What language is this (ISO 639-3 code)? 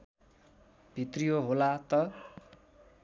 nep